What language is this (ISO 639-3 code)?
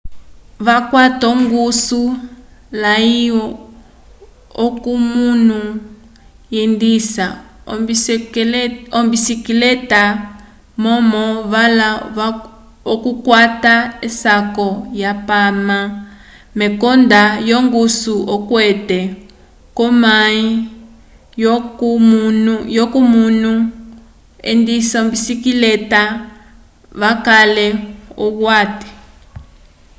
umb